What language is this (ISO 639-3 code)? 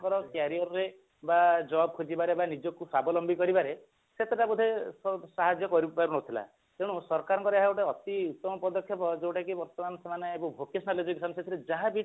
ori